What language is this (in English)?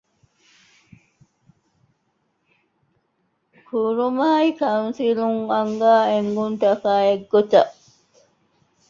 Divehi